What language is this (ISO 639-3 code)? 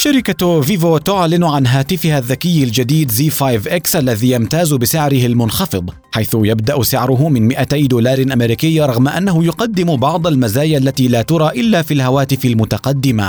ara